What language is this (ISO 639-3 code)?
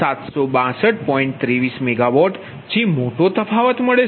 guj